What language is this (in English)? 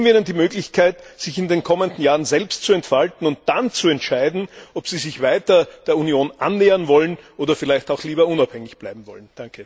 German